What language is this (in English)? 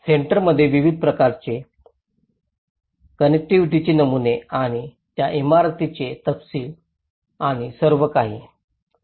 Marathi